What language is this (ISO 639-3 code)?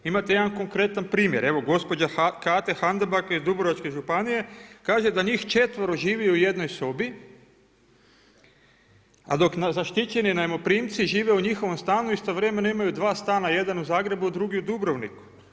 hrv